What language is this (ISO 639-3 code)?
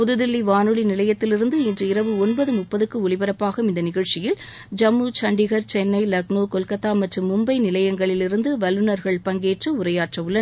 tam